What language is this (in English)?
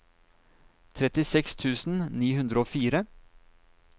Norwegian